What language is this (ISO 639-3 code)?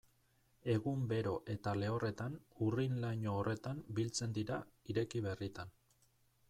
eus